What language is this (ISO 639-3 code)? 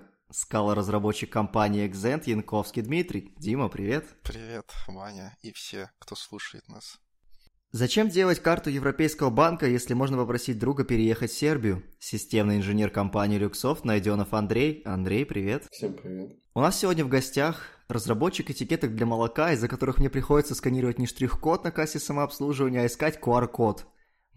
rus